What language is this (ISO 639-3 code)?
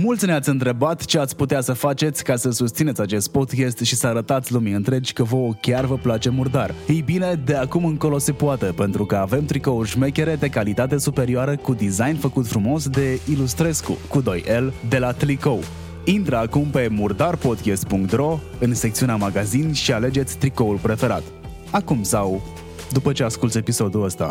ron